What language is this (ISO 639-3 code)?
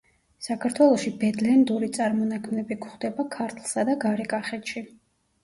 kat